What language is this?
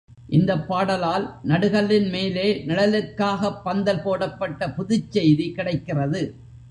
Tamil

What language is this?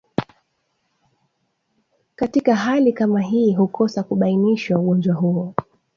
Swahili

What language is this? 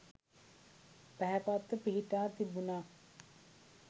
Sinhala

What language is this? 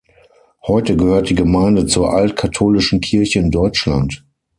German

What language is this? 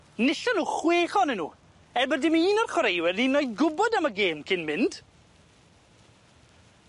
Welsh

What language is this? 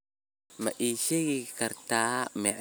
Somali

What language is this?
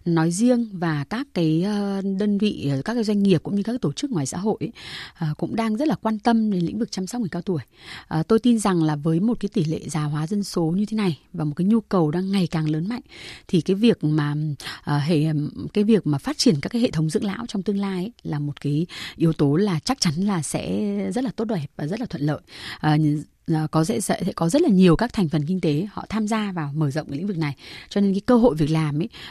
Vietnamese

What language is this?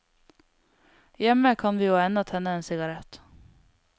Norwegian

